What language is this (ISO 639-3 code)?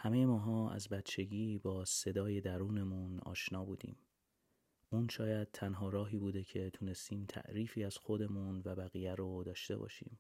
fas